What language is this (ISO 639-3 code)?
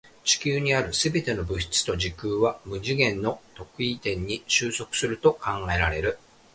jpn